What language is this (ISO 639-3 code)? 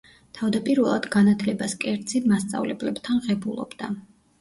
kat